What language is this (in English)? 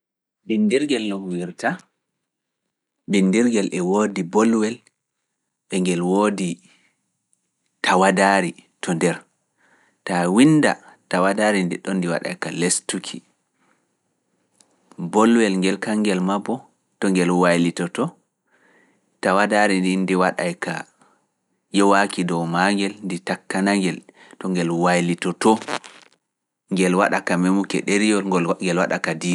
Fula